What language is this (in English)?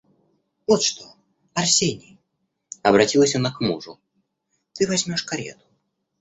Russian